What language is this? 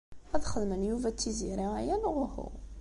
Kabyle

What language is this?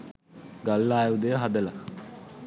Sinhala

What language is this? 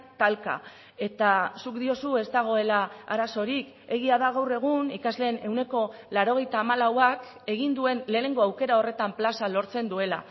Basque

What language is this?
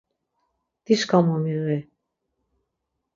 Laz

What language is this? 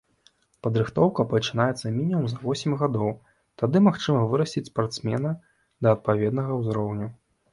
Belarusian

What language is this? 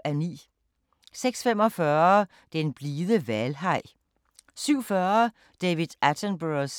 Danish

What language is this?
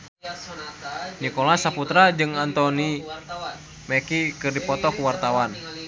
Sundanese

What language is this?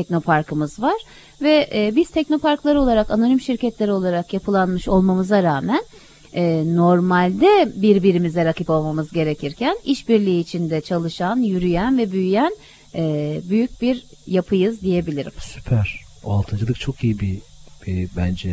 Turkish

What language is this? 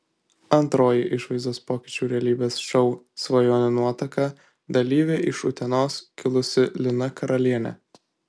Lithuanian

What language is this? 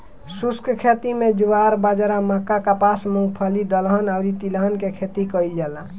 Bhojpuri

